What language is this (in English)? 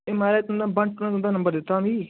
Dogri